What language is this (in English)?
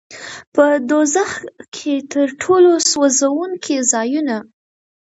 Pashto